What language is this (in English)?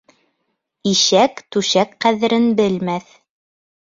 Bashkir